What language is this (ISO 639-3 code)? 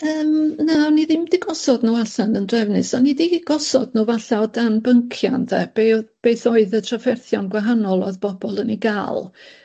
cym